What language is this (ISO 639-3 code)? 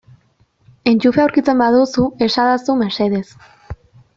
eus